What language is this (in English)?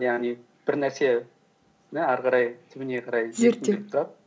Kazakh